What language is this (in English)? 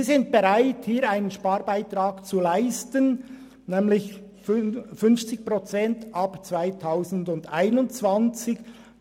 Swiss German